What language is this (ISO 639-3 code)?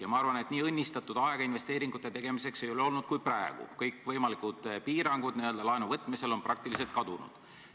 est